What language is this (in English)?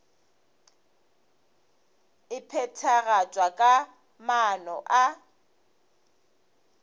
Northern Sotho